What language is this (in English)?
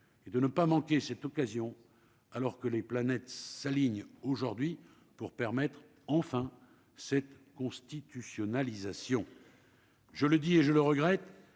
French